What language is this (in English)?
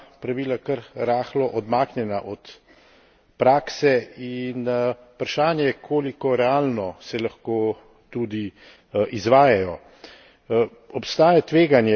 Slovenian